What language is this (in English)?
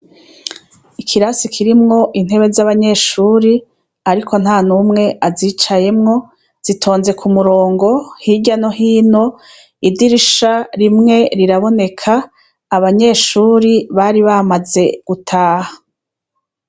Rundi